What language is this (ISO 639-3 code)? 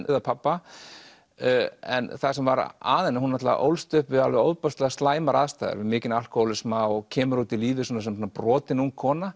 isl